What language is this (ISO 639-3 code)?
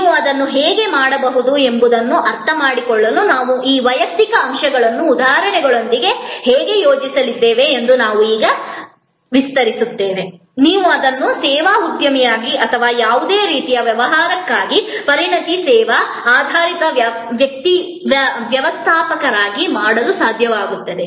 kan